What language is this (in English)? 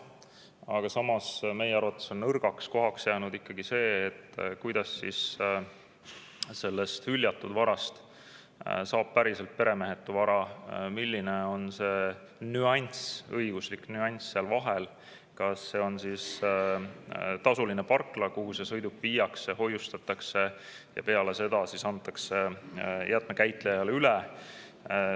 Estonian